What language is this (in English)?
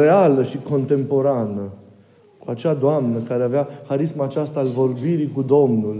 Romanian